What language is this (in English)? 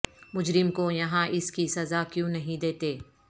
Urdu